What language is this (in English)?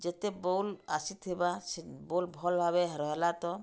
Odia